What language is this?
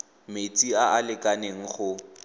Tswana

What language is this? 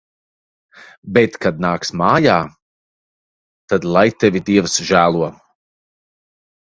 Latvian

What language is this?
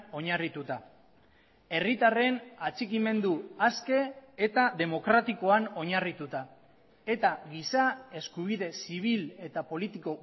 Basque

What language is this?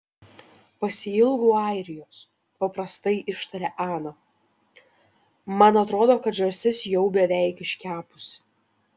Lithuanian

